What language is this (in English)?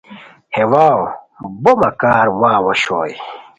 Khowar